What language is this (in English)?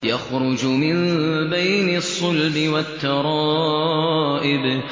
Arabic